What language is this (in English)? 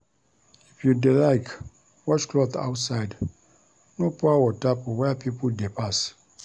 Nigerian Pidgin